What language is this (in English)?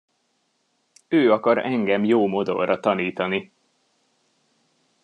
Hungarian